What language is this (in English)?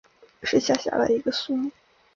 Chinese